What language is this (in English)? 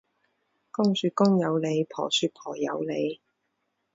Cantonese